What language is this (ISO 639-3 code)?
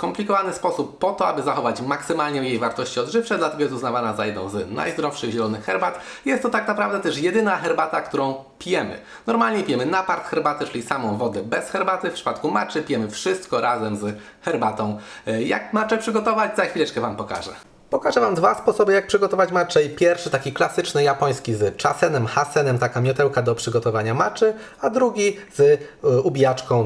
pol